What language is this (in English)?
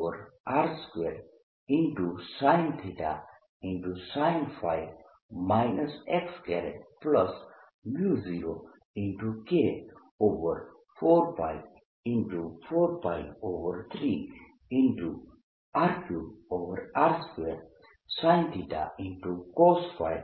Gujarati